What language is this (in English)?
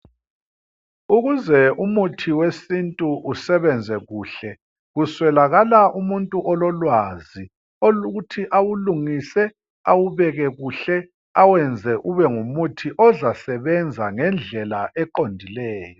North Ndebele